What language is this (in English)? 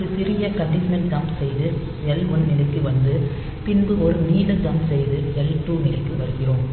Tamil